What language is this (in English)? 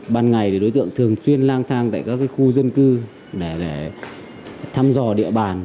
Vietnamese